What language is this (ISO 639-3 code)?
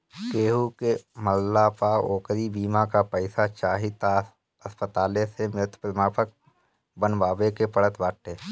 bho